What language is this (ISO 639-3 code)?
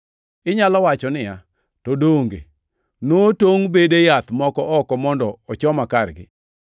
luo